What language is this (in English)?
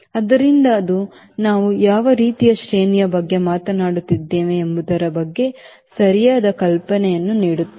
Kannada